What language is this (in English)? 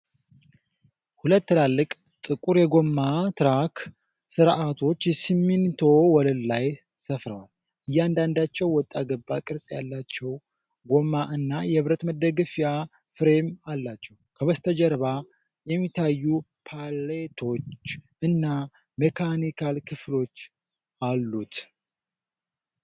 Amharic